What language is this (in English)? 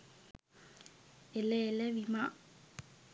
Sinhala